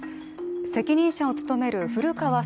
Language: Japanese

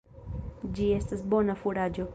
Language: Esperanto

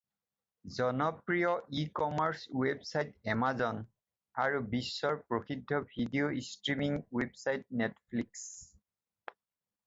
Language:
Assamese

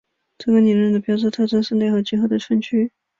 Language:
Chinese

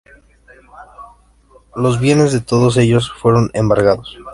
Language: Spanish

